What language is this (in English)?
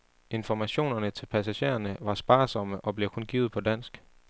Danish